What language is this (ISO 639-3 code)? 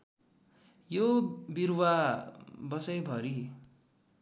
nep